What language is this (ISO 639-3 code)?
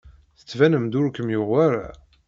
kab